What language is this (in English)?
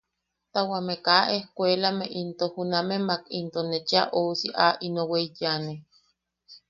Yaqui